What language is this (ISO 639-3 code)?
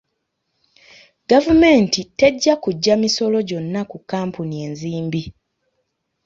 lug